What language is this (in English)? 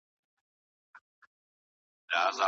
Pashto